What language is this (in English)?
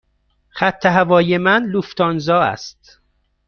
Persian